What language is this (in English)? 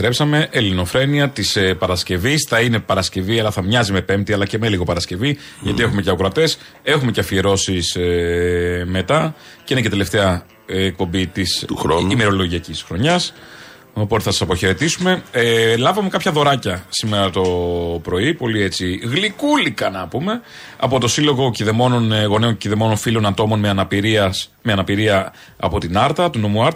Greek